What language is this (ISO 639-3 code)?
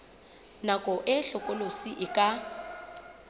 sot